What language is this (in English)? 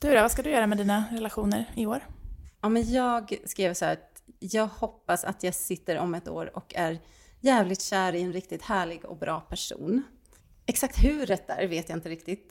Swedish